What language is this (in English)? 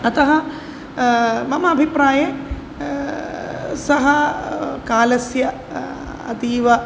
Sanskrit